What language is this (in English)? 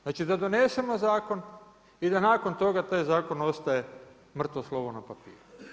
Croatian